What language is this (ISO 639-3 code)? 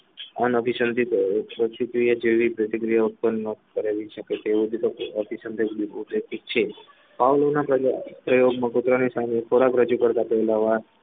guj